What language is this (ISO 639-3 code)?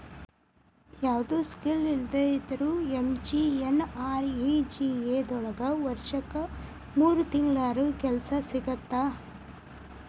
kan